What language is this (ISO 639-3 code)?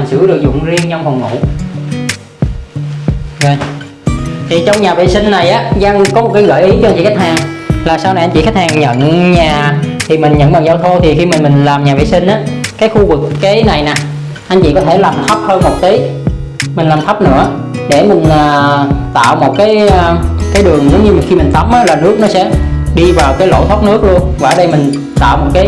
vie